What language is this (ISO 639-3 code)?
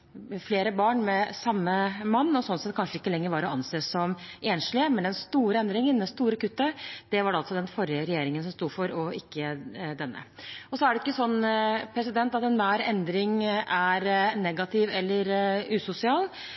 nob